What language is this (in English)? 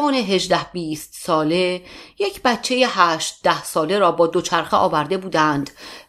Persian